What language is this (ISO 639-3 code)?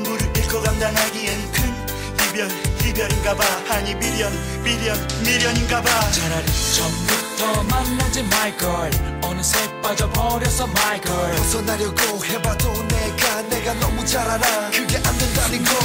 kor